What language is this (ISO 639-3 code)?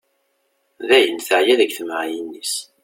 kab